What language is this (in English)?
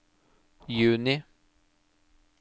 Norwegian